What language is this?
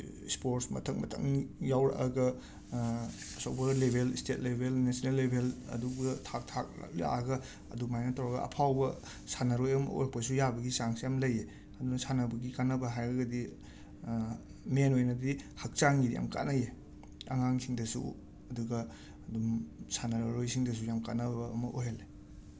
Manipuri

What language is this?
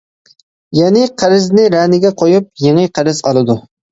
Uyghur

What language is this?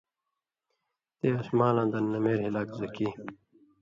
Indus Kohistani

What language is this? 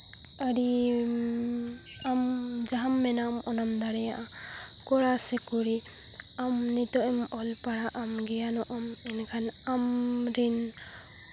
Santali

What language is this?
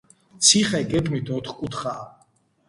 Georgian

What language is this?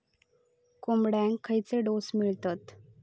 Marathi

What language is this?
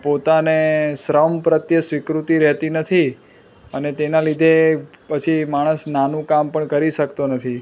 Gujarati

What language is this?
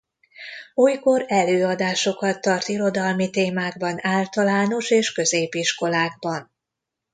Hungarian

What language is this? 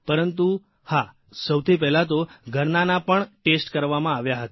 Gujarati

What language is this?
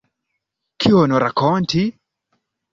Esperanto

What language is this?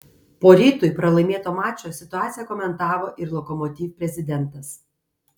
Lithuanian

